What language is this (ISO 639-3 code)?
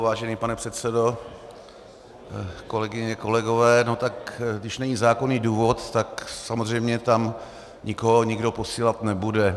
ces